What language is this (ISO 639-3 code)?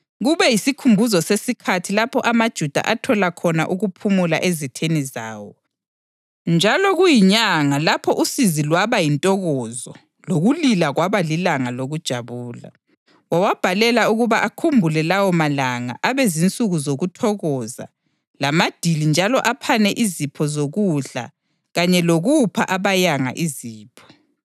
nde